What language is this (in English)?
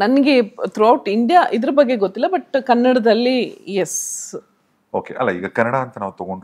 Kannada